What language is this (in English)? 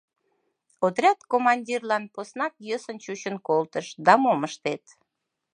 Mari